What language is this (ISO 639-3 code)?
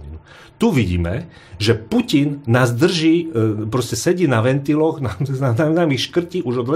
slk